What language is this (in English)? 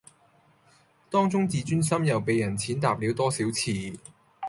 Cantonese